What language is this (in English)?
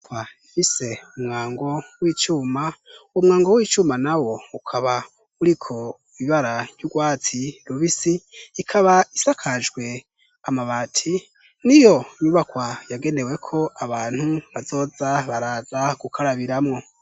Rundi